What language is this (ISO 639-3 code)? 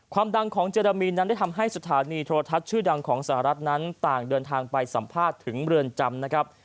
tha